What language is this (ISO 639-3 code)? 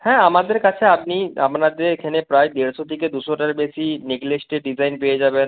ben